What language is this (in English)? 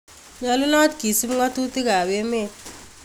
Kalenjin